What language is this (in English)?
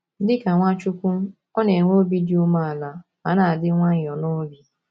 Igbo